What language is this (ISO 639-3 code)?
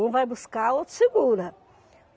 por